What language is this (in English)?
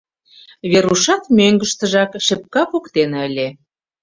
Mari